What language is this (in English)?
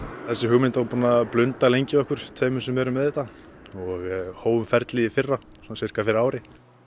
Icelandic